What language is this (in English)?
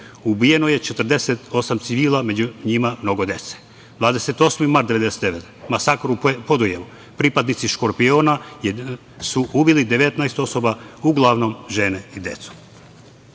Serbian